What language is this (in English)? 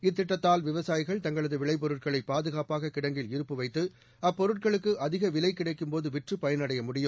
Tamil